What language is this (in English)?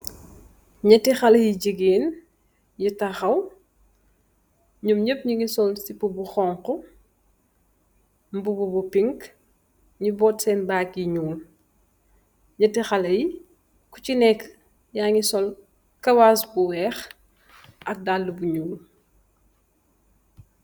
Wolof